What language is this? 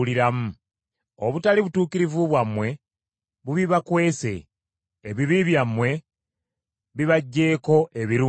Ganda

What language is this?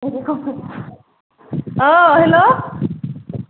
Bodo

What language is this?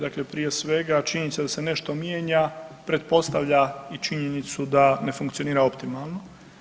Croatian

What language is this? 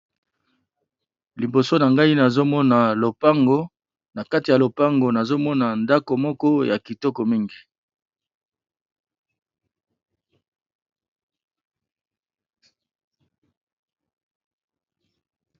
Lingala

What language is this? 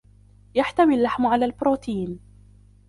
Arabic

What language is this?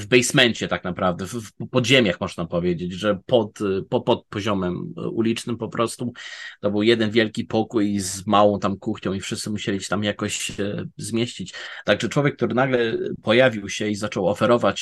Polish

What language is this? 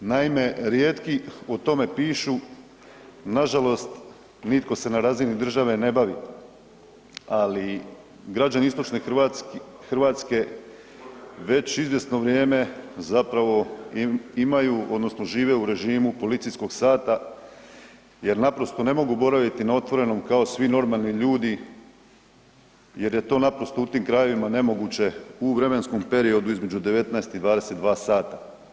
Croatian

